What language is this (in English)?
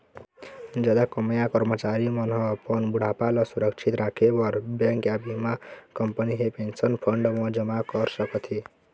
Chhattisgarhi